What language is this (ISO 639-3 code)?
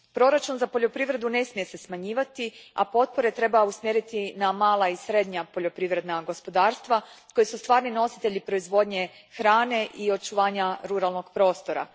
hrv